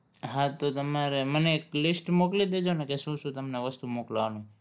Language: Gujarati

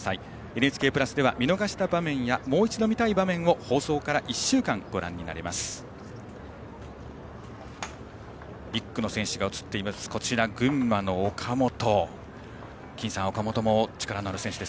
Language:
Japanese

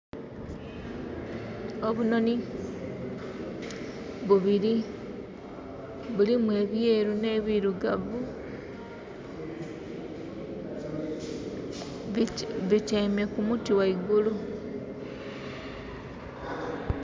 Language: Soga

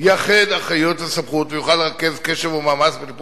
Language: Hebrew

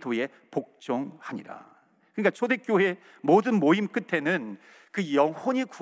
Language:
Korean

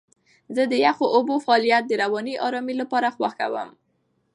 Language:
Pashto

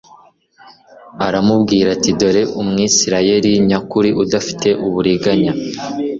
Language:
Kinyarwanda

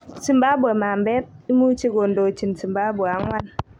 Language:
Kalenjin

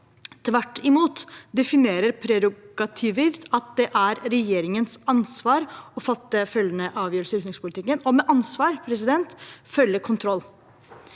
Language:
Norwegian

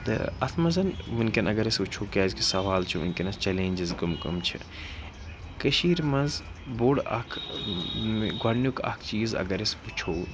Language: Kashmiri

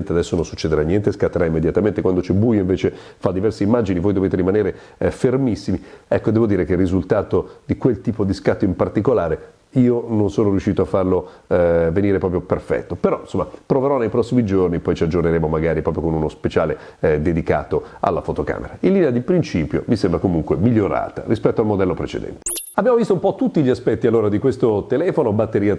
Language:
Italian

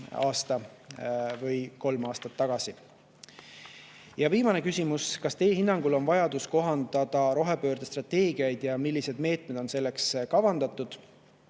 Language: Estonian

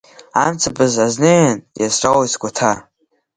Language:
Abkhazian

